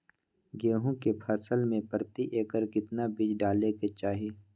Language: Magahi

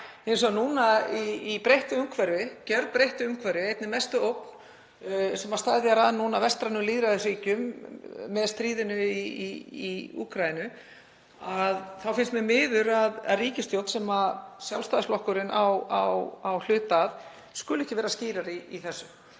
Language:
Icelandic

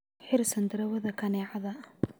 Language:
Somali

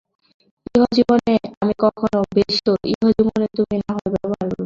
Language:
Bangla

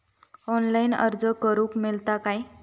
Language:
Marathi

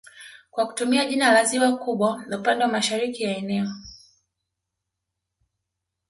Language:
Swahili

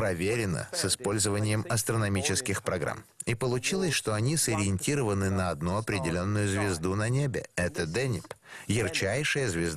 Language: Russian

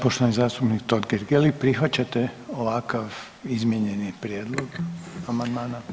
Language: Croatian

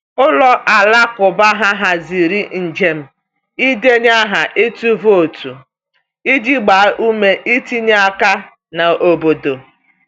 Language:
Igbo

